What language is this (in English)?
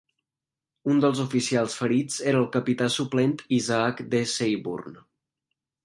Catalan